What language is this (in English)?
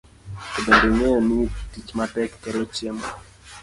Luo (Kenya and Tanzania)